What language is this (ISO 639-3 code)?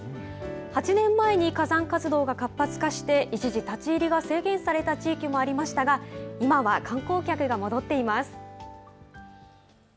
jpn